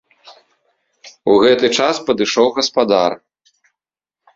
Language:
Belarusian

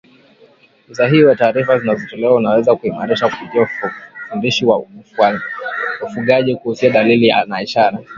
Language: Swahili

